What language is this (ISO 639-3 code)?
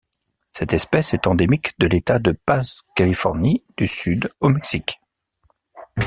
fra